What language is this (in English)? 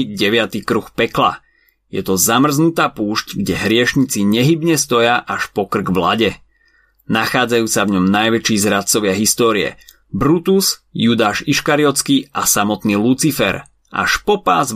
Slovak